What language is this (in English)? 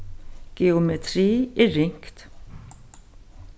Faroese